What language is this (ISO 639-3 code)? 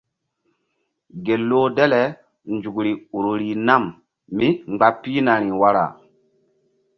mdd